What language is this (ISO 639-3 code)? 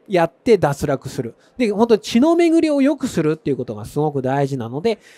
jpn